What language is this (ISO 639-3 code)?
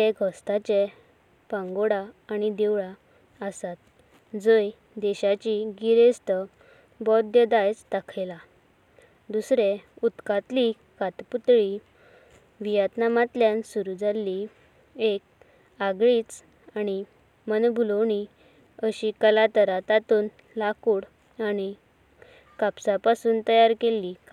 kok